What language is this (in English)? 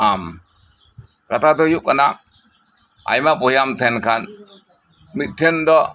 Santali